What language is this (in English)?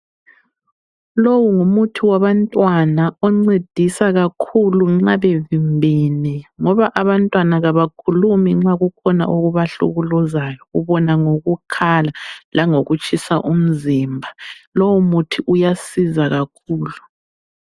North Ndebele